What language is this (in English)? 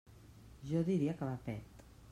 Catalan